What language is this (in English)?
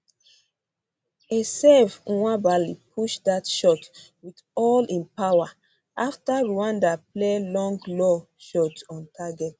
Nigerian Pidgin